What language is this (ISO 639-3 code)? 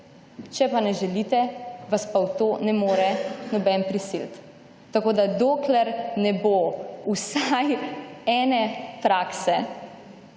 slv